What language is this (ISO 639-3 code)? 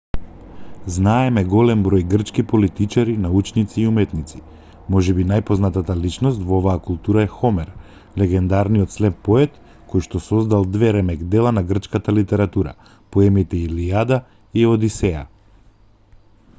mkd